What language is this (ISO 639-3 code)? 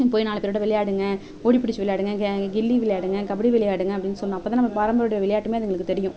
tam